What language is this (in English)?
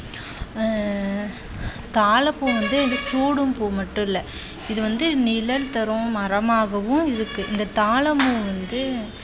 Tamil